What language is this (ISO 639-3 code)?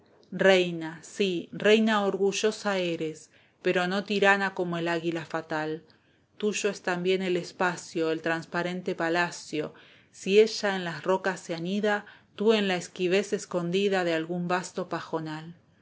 spa